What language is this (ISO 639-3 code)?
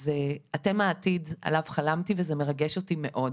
heb